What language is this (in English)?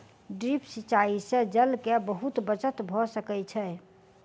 Maithili